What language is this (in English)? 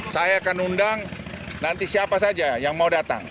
Indonesian